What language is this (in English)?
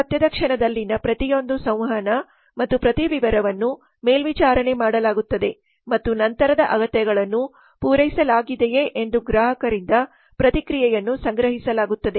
Kannada